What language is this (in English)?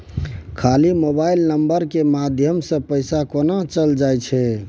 Maithili